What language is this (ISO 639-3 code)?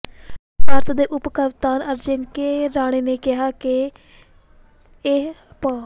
pan